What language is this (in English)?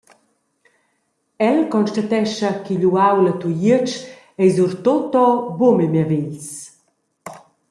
Romansh